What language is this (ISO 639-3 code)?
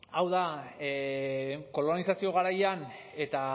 eus